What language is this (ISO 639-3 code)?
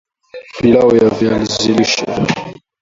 swa